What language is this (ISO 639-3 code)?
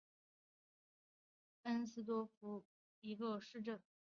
zho